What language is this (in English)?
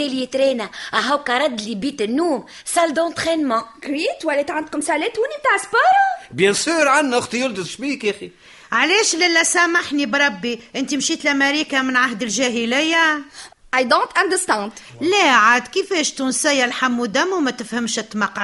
Arabic